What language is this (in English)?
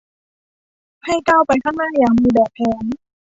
Thai